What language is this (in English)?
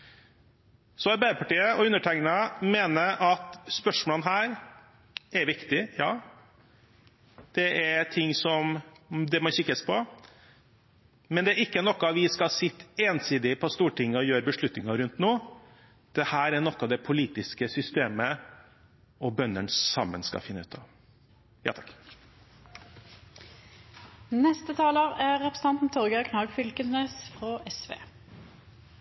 Norwegian